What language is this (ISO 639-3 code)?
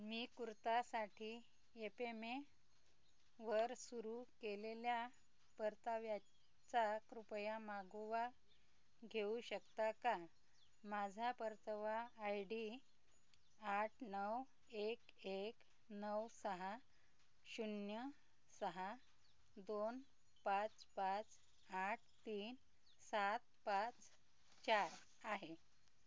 mar